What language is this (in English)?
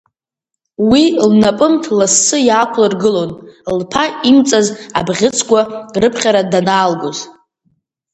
Abkhazian